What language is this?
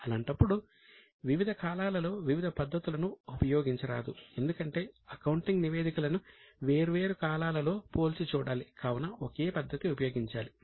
Telugu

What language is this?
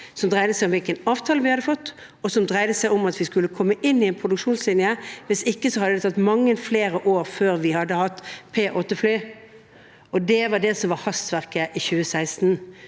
Norwegian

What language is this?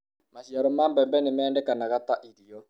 Kikuyu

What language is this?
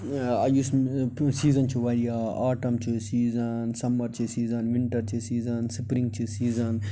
Kashmiri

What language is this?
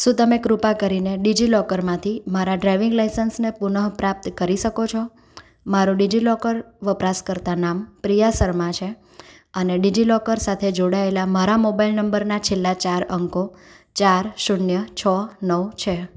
Gujarati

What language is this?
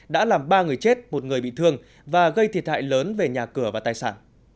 Vietnamese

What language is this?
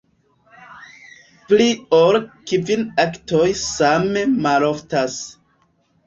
Esperanto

